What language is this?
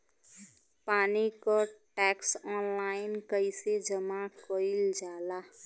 Bhojpuri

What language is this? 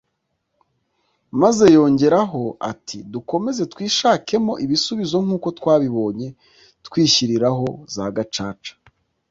Kinyarwanda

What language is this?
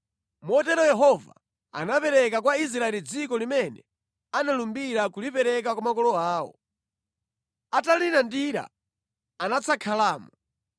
Nyanja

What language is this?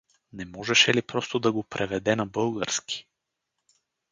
Bulgarian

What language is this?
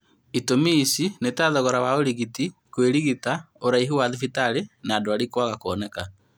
Kikuyu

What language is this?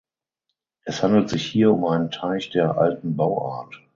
German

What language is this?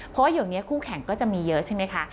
Thai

